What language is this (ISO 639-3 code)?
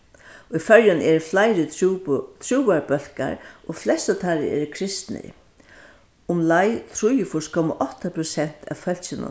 fao